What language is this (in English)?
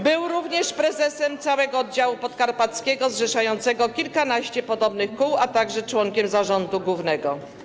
Polish